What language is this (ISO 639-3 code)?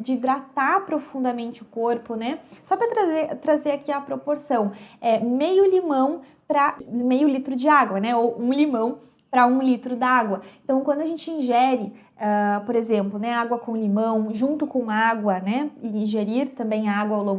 por